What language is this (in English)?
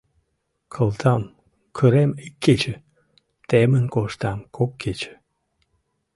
Mari